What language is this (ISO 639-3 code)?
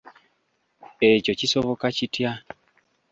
lug